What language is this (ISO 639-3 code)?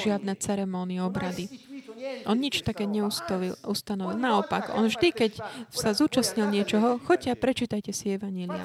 slk